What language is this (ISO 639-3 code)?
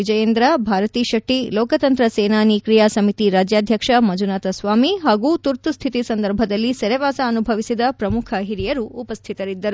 kan